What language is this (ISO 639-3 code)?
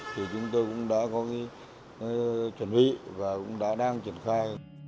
vie